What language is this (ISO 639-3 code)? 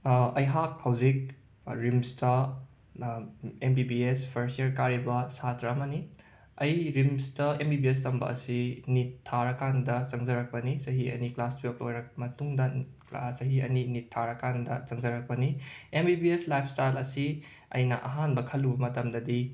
mni